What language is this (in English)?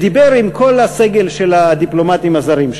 Hebrew